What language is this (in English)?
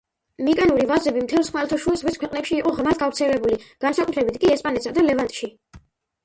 Georgian